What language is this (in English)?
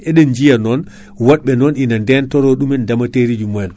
Fula